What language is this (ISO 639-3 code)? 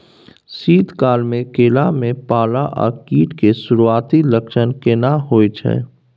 mai